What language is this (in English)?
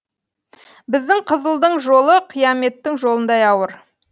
Kazakh